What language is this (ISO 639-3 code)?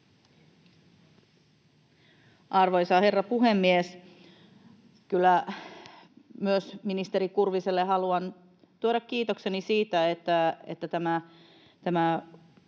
fin